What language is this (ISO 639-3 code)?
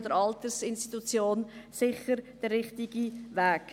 gsw